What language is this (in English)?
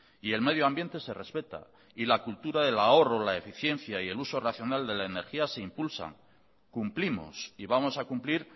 Spanish